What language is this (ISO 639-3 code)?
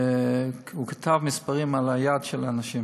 heb